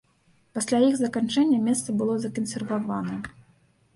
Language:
Belarusian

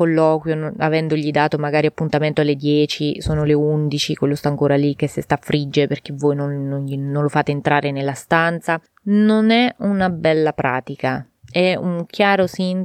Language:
Italian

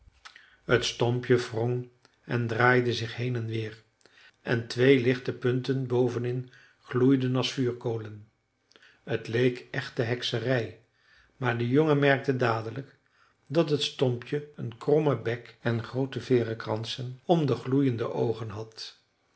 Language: Dutch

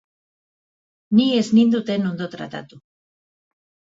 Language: Basque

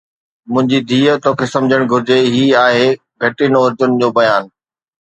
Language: Sindhi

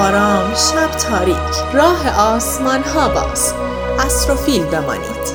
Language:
Persian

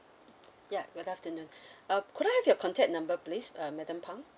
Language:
English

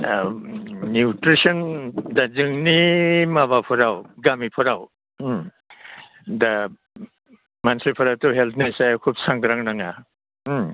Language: Bodo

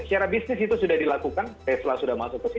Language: Indonesian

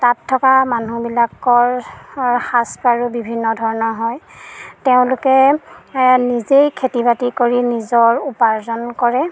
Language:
Assamese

